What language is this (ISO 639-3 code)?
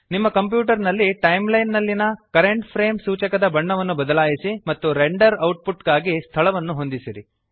kan